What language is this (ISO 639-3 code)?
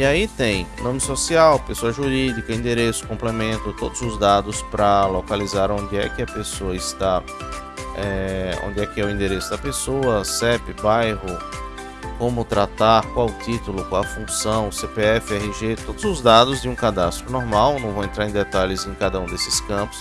por